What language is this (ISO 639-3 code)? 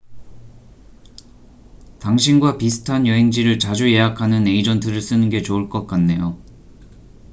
kor